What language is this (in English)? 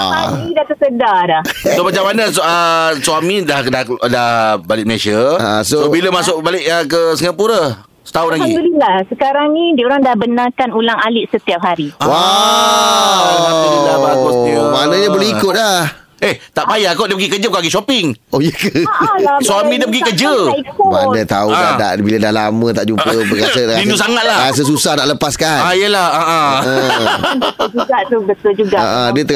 Malay